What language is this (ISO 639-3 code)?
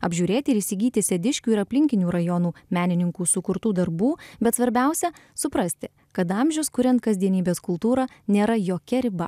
lit